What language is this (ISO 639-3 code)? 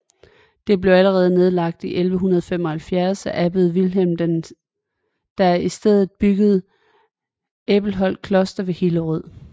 dan